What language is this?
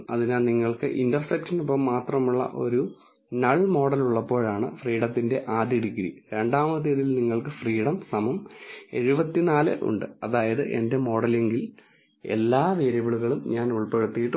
Malayalam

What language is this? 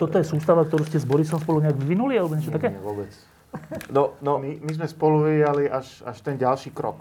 Slovak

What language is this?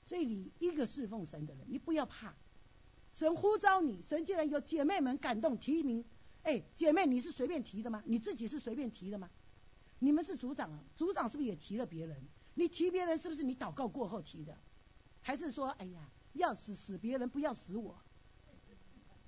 Chinese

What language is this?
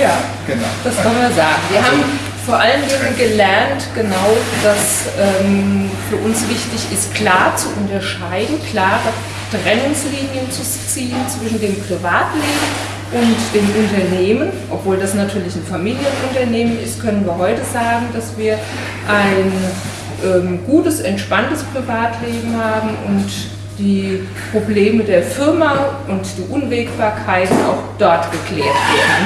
German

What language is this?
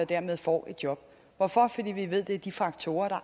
Danish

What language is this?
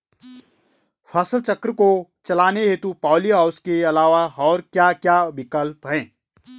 Hindi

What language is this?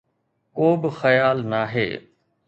Sindhi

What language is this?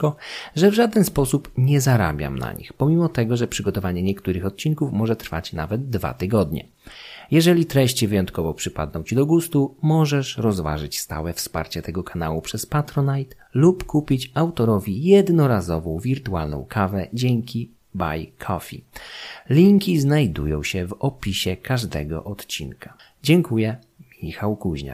Polish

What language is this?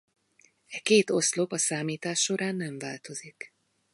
Hungarian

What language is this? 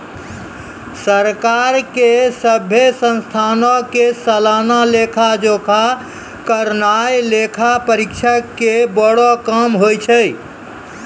Maithili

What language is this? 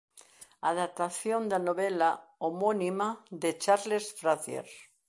Galician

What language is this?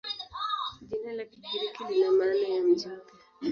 Swahili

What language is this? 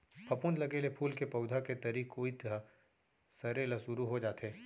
Chhattisgarhi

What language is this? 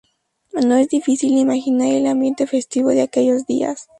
Spanish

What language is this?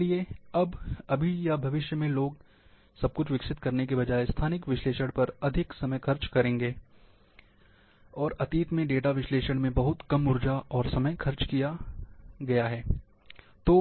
Hindi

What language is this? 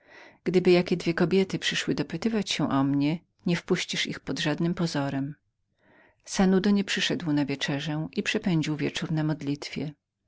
Polish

